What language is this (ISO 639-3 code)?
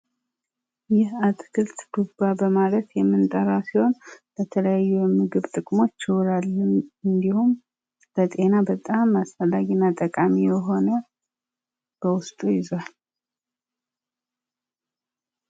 amh